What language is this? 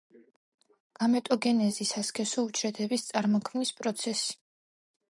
Georgian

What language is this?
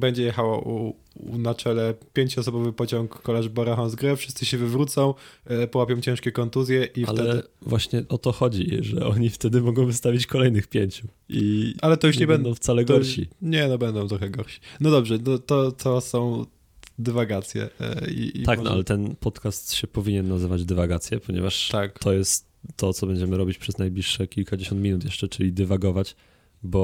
Polish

